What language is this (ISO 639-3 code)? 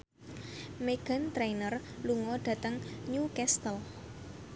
jav